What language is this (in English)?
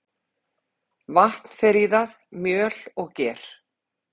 Icelandic